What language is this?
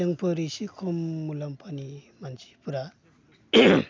Bodo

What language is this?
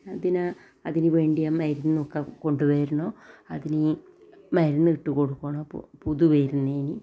Malayalam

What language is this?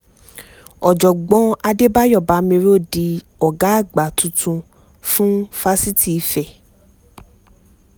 Yoruba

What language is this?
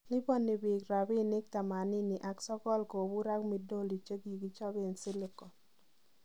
Kalenjin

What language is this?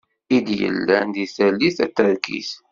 Kabyle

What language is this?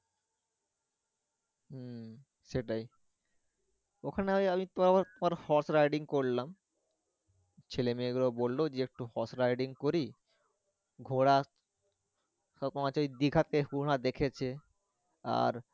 Bangla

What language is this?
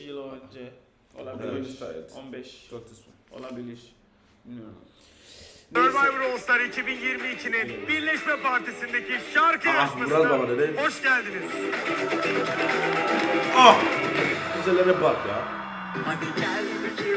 Turkish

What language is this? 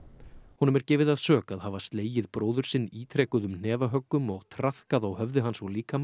Icelandic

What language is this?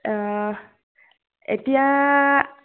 Assamese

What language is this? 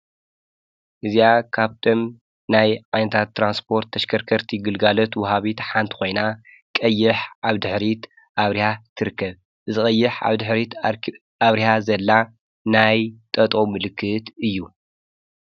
Tigrinya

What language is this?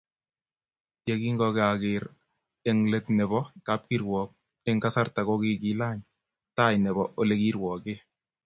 Kalenjin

